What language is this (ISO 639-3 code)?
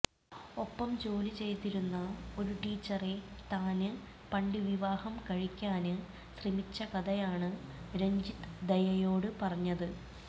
mal